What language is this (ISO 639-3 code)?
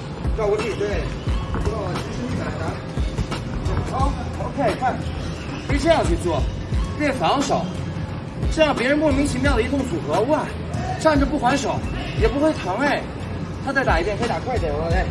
zho